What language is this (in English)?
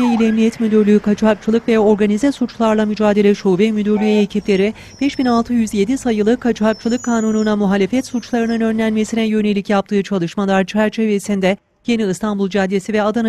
Turkish